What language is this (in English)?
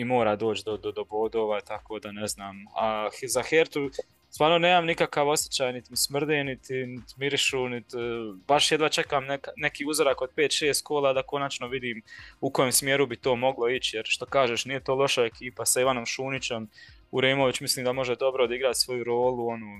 Croatian